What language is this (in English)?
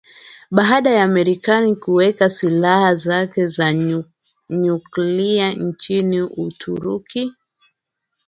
Swahili